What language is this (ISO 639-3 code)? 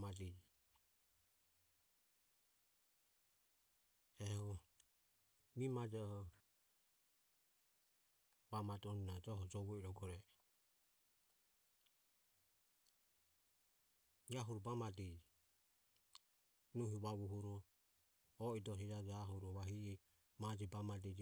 aom